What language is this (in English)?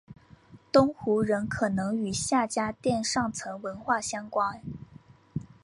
Chinese